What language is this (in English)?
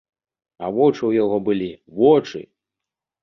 Belarusian